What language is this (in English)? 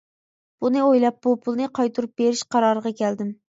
Uyghur